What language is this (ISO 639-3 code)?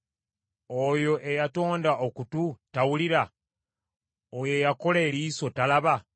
lug